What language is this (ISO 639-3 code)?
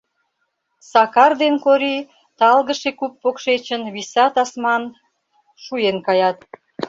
chm